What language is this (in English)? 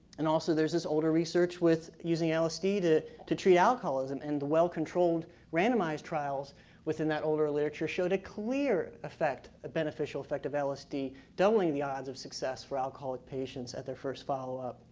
English